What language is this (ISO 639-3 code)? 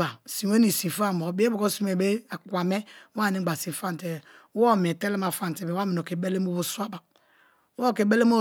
ijn